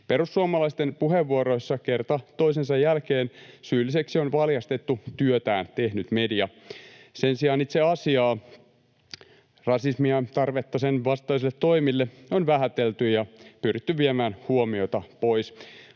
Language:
Finnish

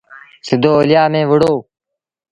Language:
Sindhi Bhil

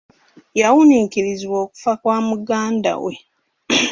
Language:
Ganda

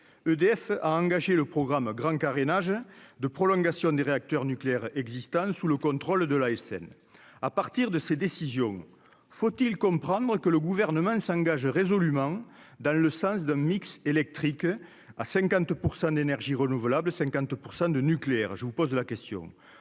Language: French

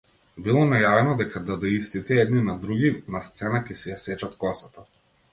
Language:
Macedonian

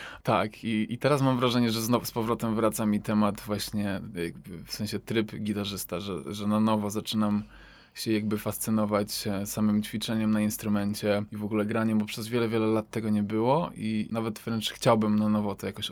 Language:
Polish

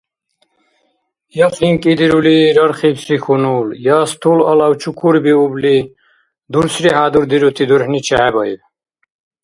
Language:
Dargwa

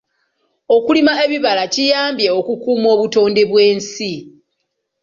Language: Ganda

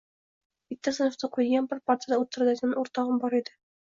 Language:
Uzbek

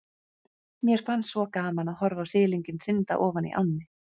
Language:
Icelandic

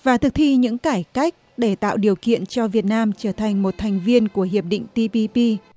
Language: Vietnamese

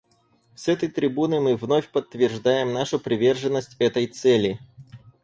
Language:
Russian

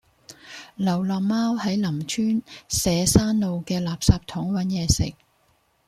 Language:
Cantonese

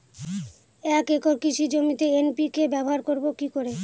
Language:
Bangla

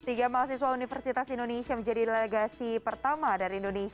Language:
Indonesian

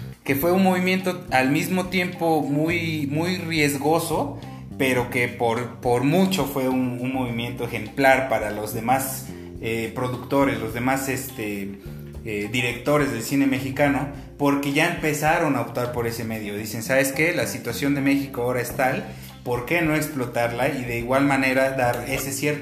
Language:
Spanish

